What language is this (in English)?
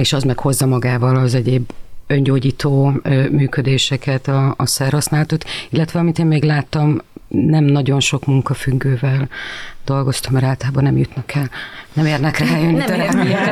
Hungarian